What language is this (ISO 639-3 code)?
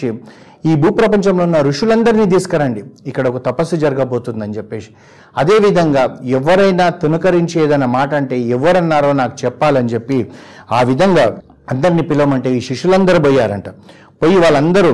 tel